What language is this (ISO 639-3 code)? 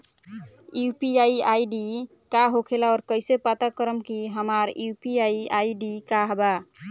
bho